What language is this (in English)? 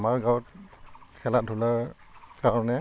Assamese